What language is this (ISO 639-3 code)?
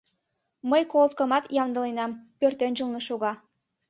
chm